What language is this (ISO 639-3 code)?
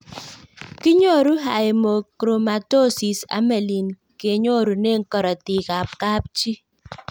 kln